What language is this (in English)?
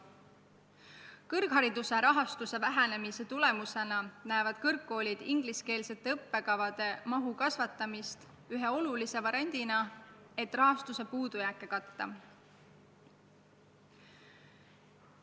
Estonian